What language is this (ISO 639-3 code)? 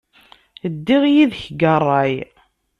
kab